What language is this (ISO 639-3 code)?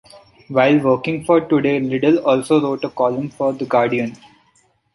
eng